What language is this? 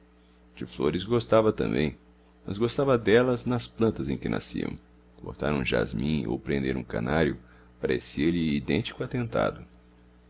Portuguese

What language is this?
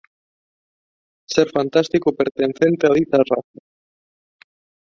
Galician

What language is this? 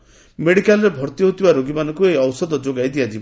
Odia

